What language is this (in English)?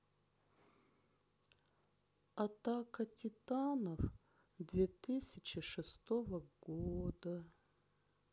Russian